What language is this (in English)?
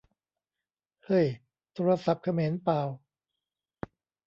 Thai